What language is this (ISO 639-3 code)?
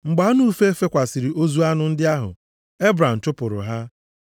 ibo